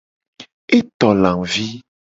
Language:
Gen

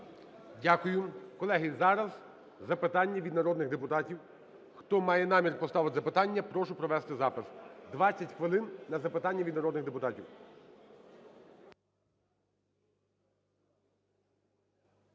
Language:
Ukrainian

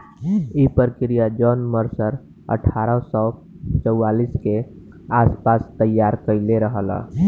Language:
Bhojpuri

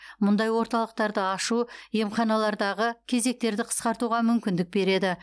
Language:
Kazakh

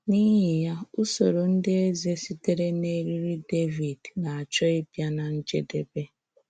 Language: Igbo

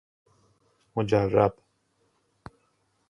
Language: Persian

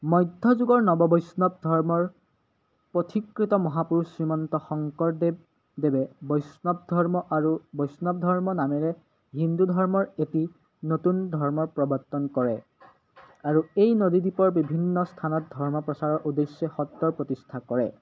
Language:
Assamese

